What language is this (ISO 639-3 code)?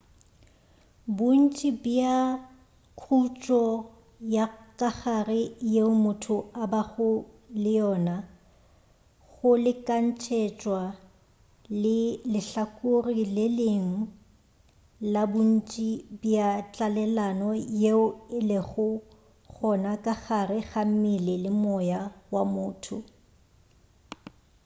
nso